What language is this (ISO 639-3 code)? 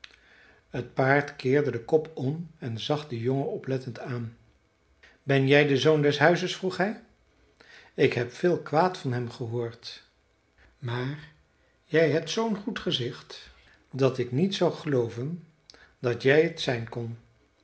nld